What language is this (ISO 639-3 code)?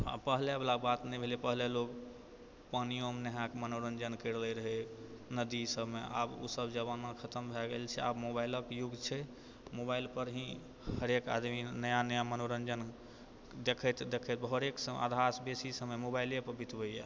mai